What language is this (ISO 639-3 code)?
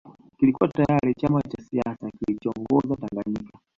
swa